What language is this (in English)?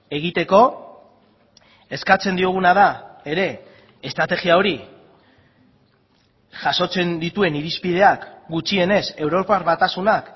Basque